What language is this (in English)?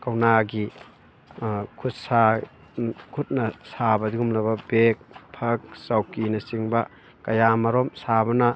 Manipuri